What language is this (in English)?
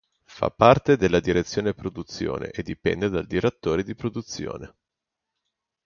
Italian